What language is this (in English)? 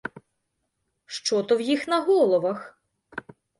Ukrainian